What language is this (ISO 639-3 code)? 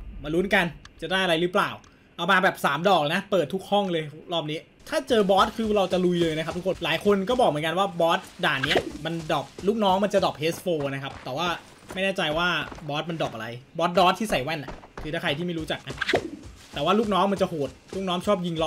tha